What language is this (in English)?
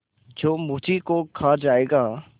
Hindi